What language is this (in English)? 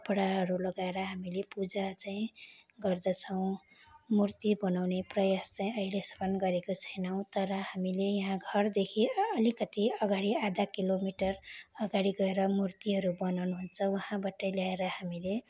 Nepali